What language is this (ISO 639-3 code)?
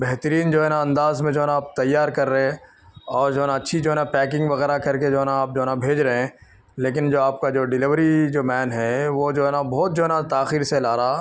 urd